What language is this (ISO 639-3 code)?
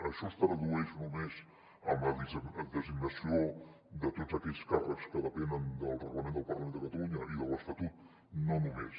cat